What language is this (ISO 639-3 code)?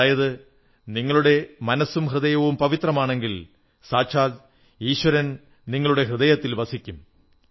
mal